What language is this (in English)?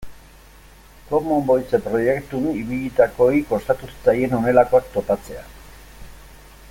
Basque